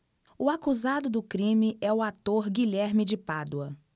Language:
Portuguese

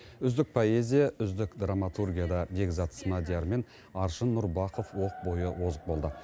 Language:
Kazakh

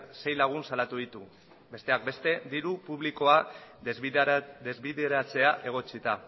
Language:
Basque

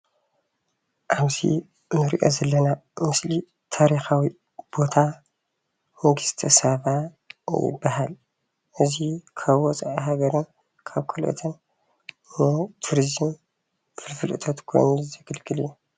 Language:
Tigrinya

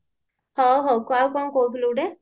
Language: Odia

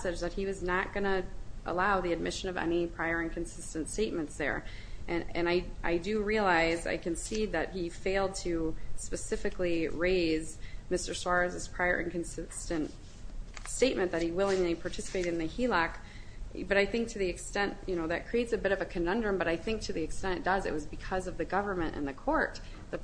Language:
English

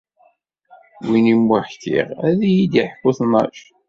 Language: Kabyle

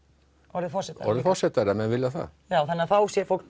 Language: Icelandic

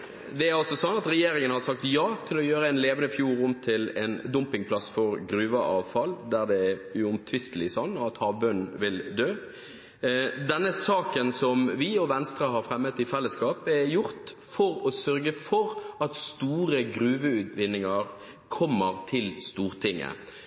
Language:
Norwegian Bokmål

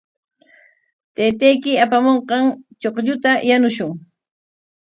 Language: Corongo Ancash Quechua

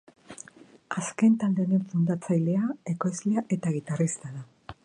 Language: Basque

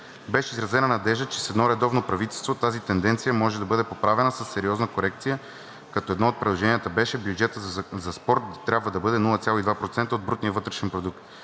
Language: Bulgarian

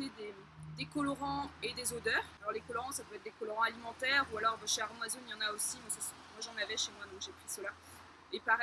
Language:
French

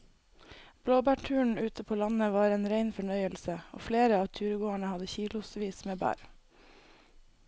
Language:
Norwegian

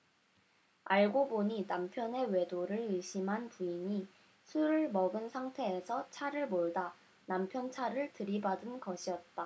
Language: Korean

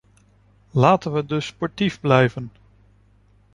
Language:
Dutch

